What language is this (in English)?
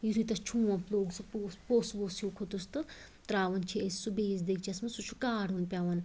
Kashmiri